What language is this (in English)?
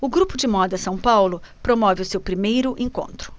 Portuguese